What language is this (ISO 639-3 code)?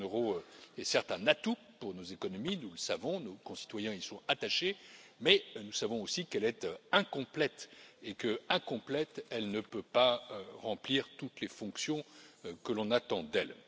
fra